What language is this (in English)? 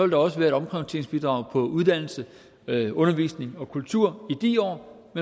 Danish